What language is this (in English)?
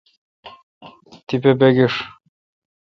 Kalkoti